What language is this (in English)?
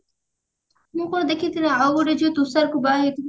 Odia